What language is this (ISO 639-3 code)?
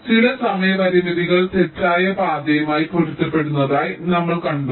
mal